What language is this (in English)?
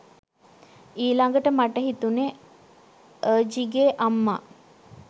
Sinhala